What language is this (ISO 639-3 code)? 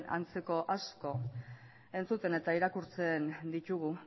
eus